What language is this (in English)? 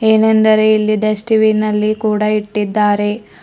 Kannada